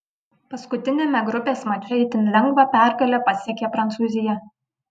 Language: Lithuanian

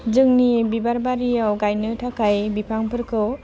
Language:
Bodo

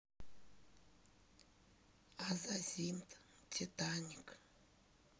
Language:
Russian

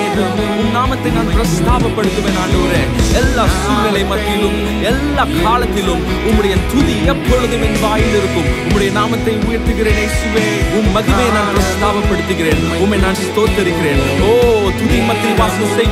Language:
Urdu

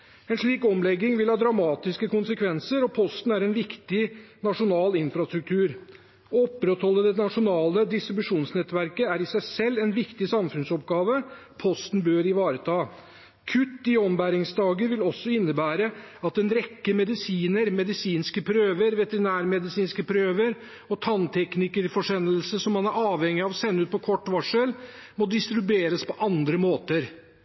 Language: Norwegian Bokmål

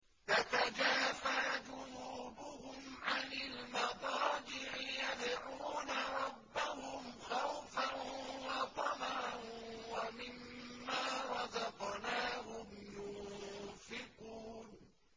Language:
Arabic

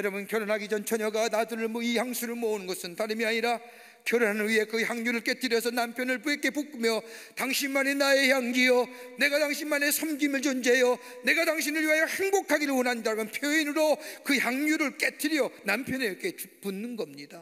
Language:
Korean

